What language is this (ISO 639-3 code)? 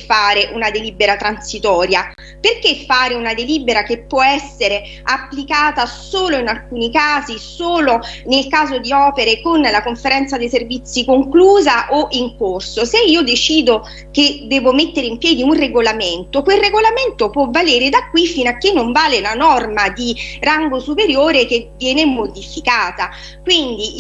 ita